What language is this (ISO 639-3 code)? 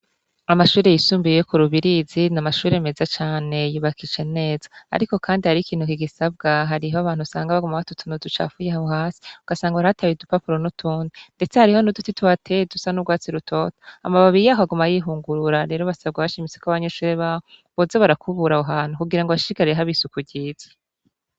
run